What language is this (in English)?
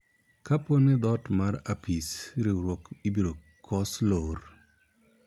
Luo (Kenya and Tanzania)